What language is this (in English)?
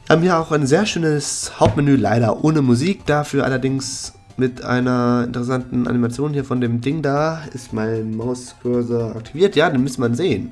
German